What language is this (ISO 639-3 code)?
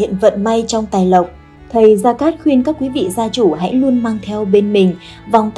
vie